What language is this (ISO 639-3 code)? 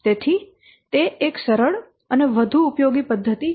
guj